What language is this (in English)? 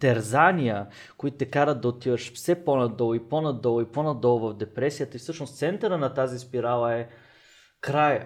Bulgarian